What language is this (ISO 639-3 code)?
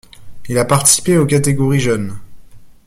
fra